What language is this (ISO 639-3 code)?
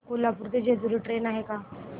mar